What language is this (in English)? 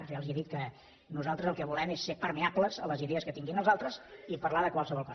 Catalan